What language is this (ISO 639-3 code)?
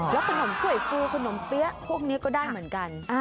tha